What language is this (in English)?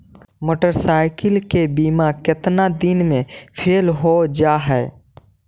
Magahi